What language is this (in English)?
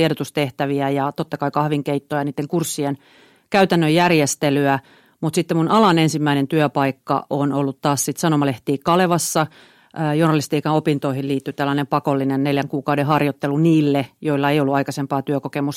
Finnish